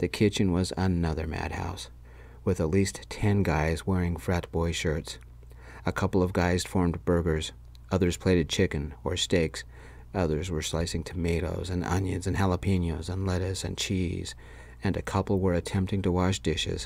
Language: English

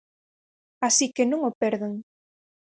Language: Galician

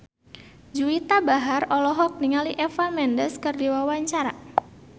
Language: Sundanese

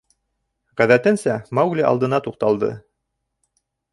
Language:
Bashkir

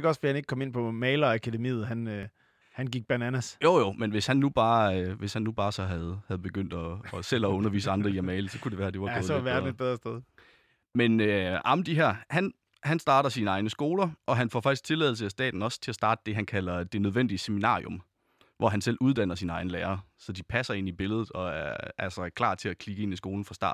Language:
Danish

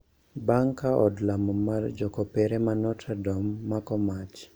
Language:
Luo (Kenya and Tanzania)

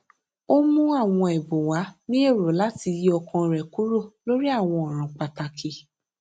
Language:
Yoruba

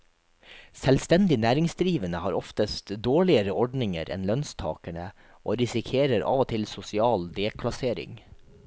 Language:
Norwegian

